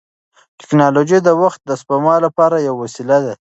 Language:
Pashto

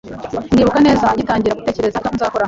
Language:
Kinyarwanda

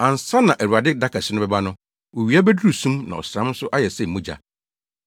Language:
Akan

